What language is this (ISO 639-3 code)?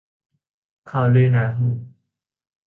tha